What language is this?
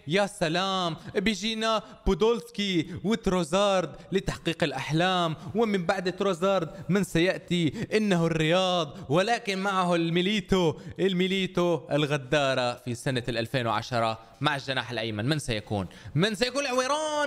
Arabic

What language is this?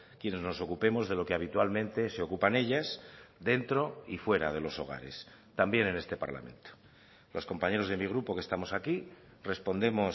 Spanish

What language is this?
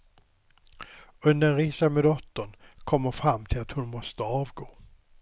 Swedish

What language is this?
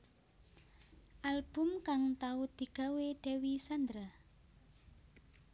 Javanese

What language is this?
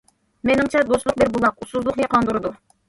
Uyghur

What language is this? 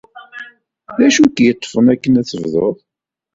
Kabyle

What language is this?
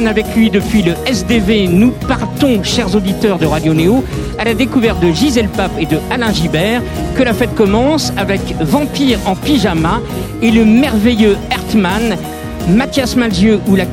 French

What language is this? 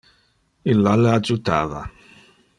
Interlingua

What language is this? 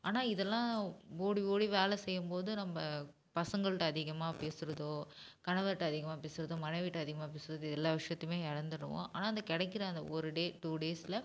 Tamil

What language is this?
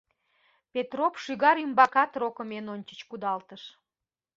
Mari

